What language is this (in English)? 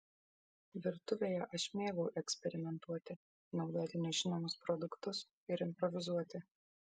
Lithuanian